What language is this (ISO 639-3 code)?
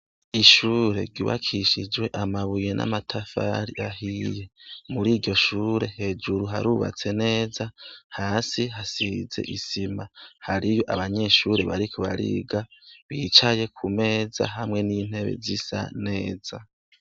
run